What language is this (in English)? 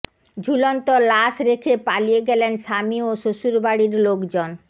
Bangla